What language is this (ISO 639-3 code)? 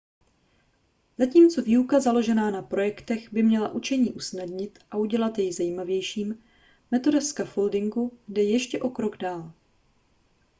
ces